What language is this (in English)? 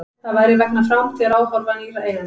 Icelandic